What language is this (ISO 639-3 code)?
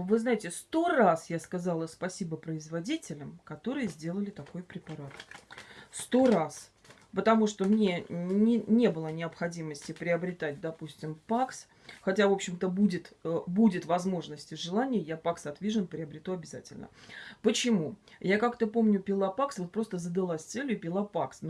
rus